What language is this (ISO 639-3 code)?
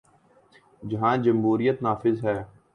urd